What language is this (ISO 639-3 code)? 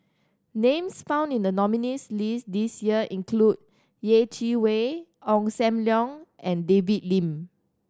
eng